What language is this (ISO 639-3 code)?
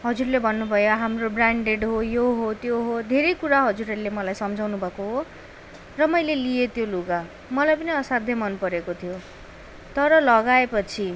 nep